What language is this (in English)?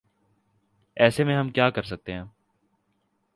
Urdu